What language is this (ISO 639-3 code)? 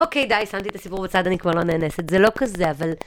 heb